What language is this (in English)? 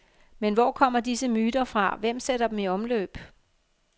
Danish